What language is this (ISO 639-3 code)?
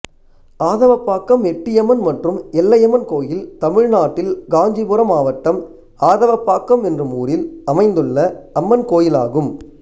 tam